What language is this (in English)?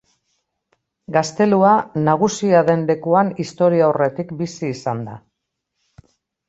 Basque